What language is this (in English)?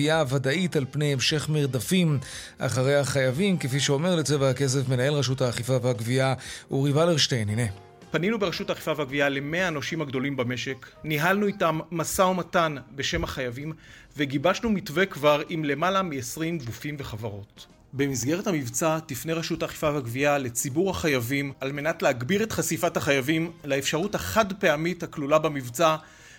Hebrew